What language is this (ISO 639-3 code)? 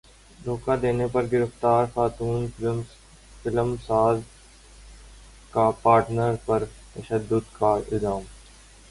urd